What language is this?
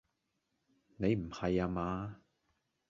Cantonese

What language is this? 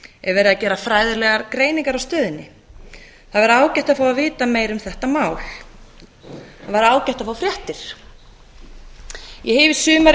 Icelandic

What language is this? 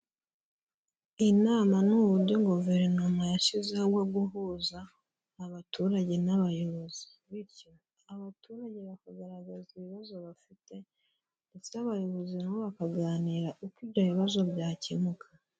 Kinyarwanda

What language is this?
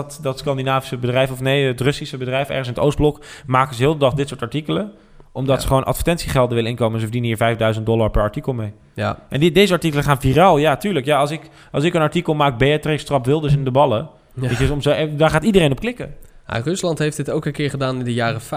Dutch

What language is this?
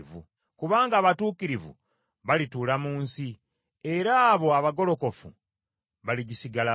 Ganda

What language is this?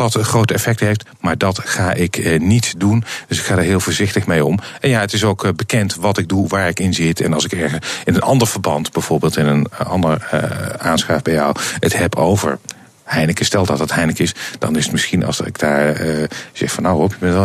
Dutch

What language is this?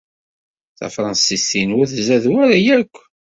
Kabyle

